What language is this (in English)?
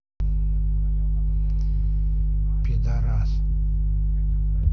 Russian